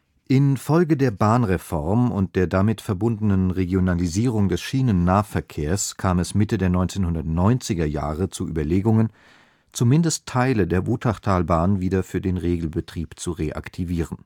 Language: German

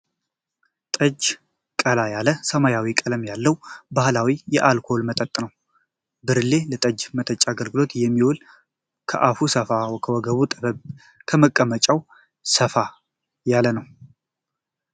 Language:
Amharic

